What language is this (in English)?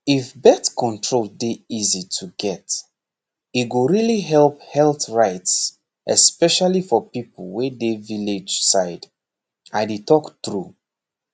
Nigerian Pidgin